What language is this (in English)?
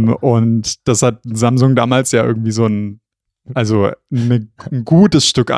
German